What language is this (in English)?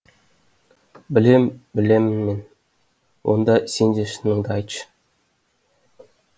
Kazakh